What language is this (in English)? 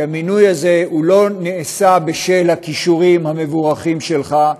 Hebrew